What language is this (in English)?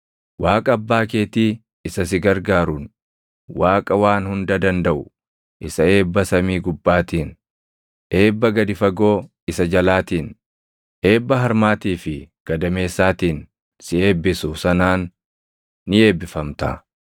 Oromo